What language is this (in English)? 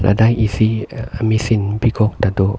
Karbi